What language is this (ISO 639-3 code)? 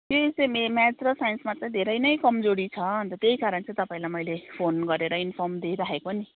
nep